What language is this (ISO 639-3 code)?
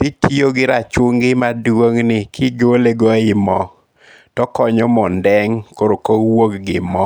luo